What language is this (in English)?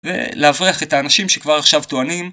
Hebrew